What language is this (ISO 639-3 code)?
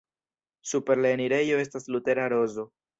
epo